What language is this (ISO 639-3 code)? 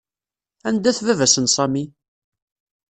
kab